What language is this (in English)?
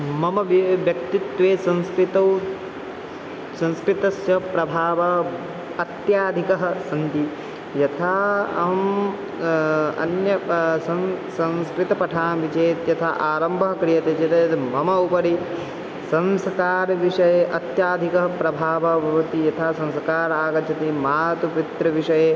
Sanskrit